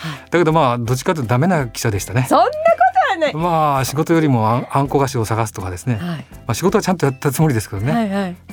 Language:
Japanese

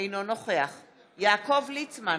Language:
Hebrew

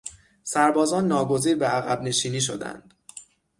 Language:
Persian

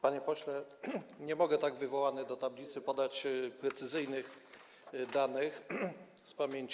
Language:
Polish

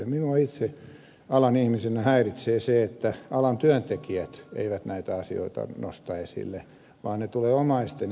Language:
Finnish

